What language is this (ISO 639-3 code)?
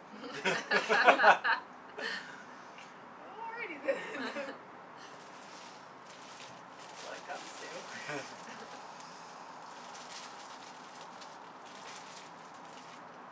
eng